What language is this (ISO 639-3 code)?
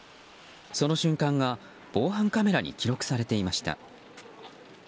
jpn